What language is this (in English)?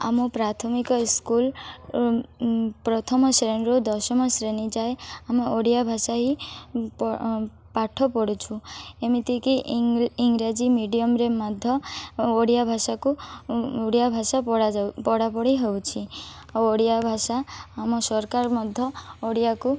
Odia